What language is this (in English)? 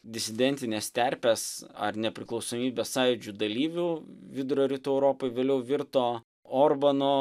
Lithuanian